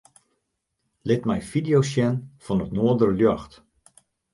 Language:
Western Frisian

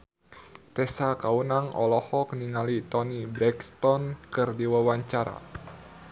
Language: Sundanese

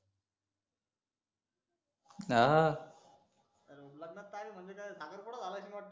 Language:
Marathi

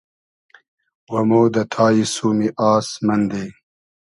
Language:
Hazaragi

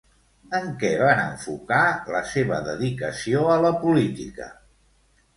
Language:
Catalan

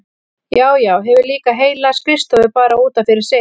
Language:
Icelandic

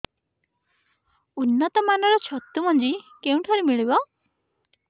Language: Odia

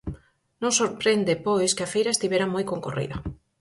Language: Galician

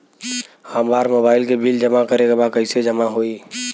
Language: Bhojpuri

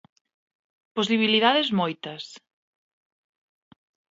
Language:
Galician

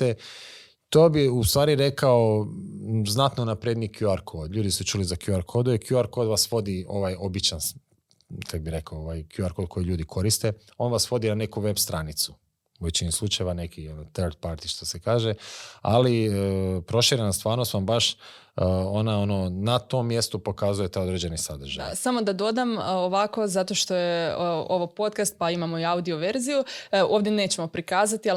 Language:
Croatian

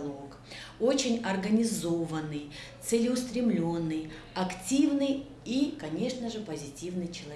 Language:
Russian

